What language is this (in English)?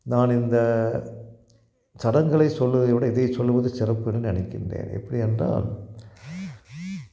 Tamil